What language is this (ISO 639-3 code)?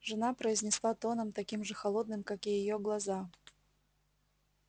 rus